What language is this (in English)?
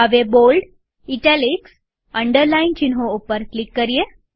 Gujarati